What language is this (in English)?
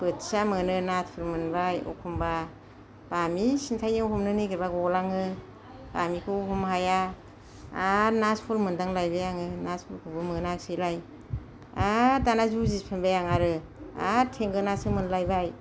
Bodo